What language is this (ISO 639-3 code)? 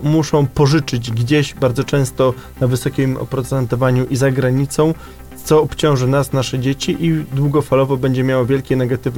pol